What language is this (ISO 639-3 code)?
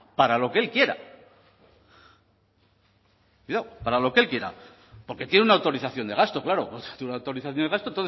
spa